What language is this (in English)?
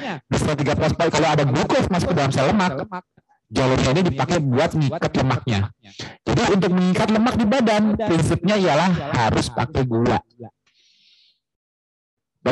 Indonesian